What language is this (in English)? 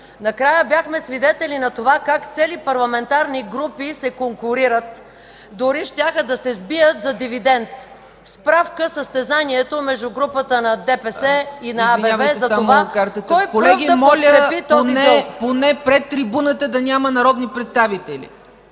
Bulgarian